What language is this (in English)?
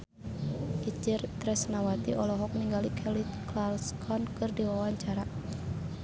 Sundanese